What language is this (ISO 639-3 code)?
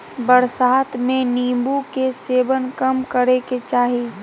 mag